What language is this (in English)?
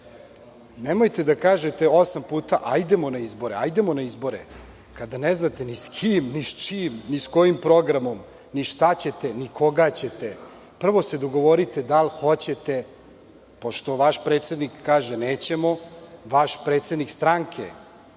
Serbian